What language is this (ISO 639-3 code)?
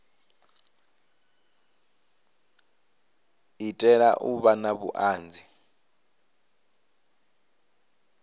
ven